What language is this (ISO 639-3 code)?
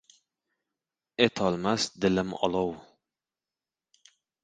uzb